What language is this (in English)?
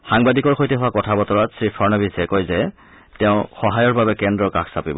Assamese